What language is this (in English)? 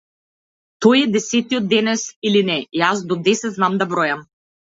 Macedonian